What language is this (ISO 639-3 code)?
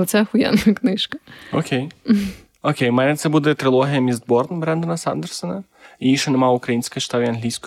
ukr